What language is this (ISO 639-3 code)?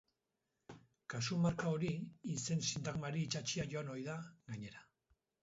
eus